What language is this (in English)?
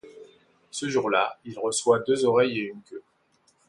French